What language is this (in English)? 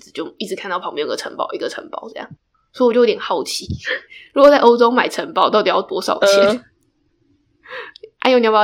Chinese